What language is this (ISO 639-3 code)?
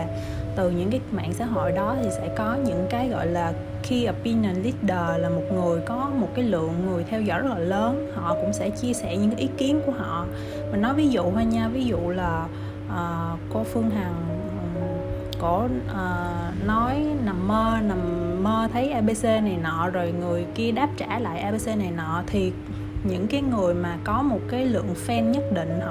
vie